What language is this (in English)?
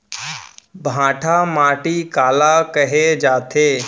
Chhattisgarhi